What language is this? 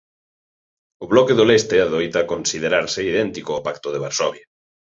Galician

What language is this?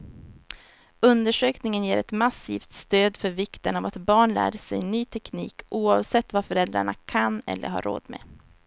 Swedish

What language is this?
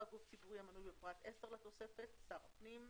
Hebrew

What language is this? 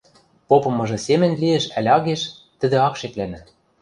Western Mari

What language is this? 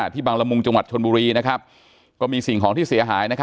Thai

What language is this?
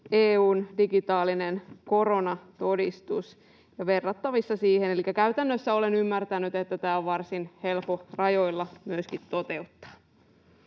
Finnish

